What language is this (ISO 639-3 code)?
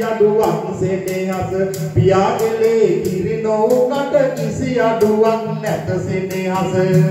tha